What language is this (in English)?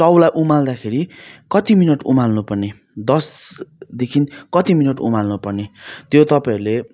Nepali